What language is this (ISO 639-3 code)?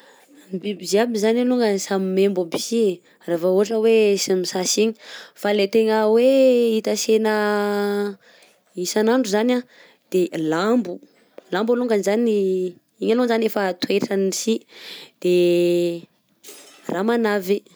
bzc